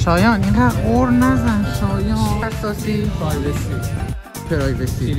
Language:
Persian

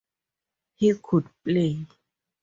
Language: English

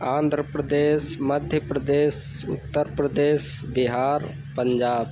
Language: Hindi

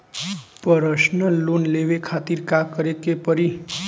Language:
Bhojpuri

